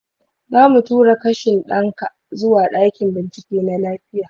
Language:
Hausa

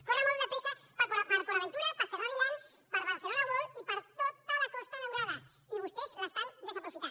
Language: Catalan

